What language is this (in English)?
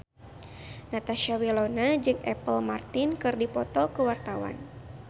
Sundanese